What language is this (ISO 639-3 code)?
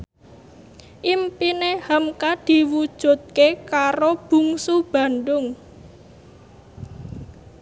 jav